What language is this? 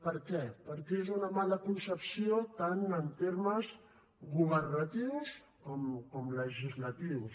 Catalan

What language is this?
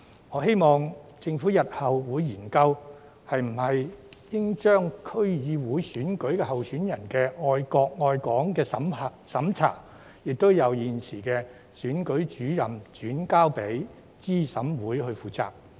Cantonese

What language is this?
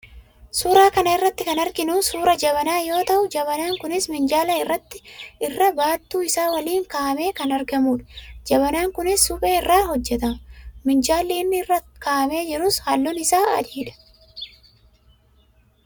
Oromo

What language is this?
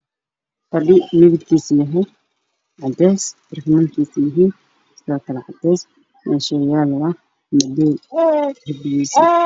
Somali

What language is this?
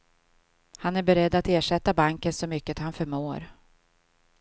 Swedish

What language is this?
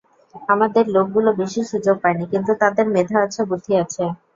Bangla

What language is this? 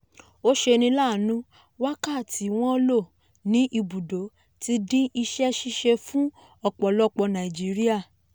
Yoruba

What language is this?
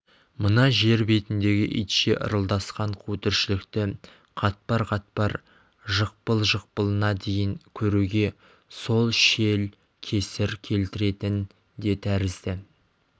Kazakh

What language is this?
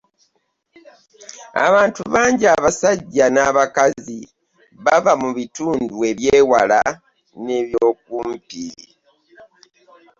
Ganda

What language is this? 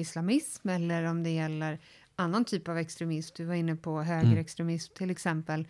Swedish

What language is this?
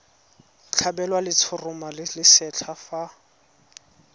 Tswana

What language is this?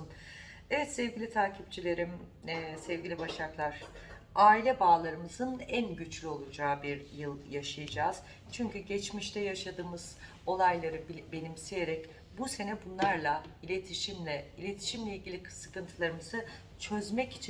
Turkish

